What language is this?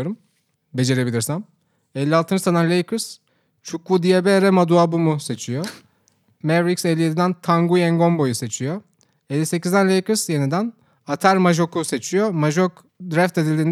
Turkish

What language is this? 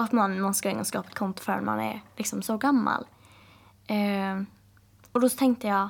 Swedish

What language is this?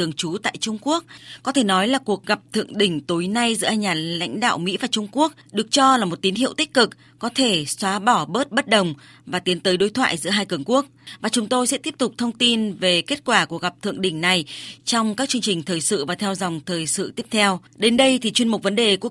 Vietnamese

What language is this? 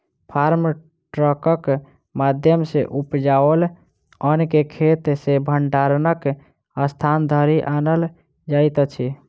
Maithili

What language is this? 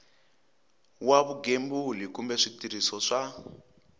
Tsonga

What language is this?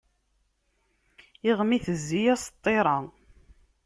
Kabyle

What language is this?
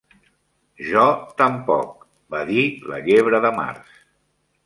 Catalan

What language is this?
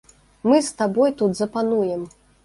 Belarusian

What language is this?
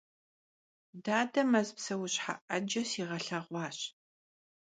Kabardian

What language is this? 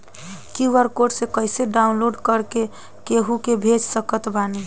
Bhojpuri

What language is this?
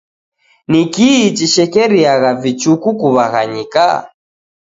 Taita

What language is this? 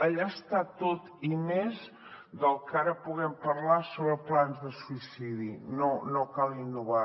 Catalan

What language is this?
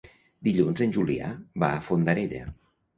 Catalan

